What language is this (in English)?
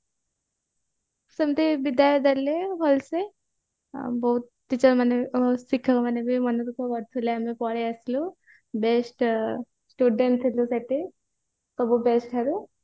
Odia